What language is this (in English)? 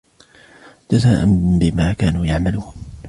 Arabic